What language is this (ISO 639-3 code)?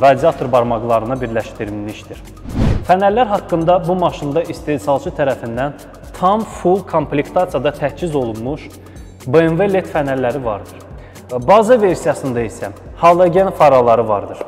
tur